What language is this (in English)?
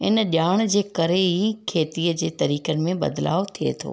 Sindhi